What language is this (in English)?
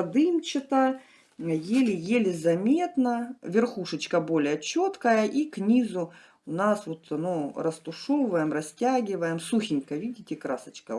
Russian